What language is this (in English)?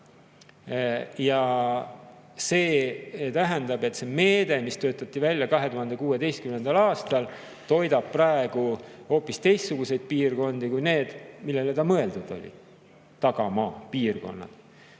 Estonian